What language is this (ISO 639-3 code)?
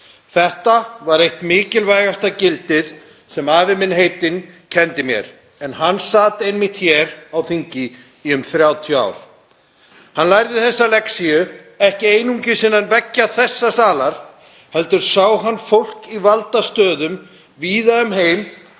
isl